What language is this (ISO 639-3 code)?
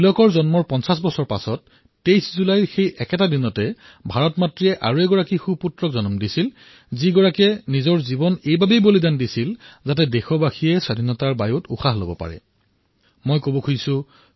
asm